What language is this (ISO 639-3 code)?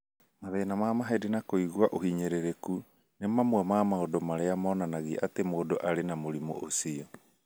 kik